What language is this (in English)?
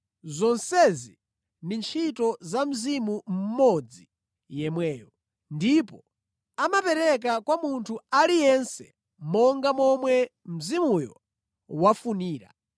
Nyanja